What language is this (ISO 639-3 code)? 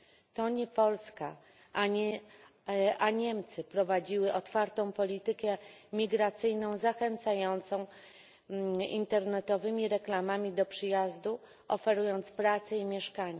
pol